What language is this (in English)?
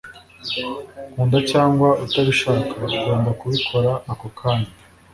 Kinyarwanda